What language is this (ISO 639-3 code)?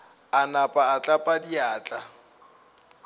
nso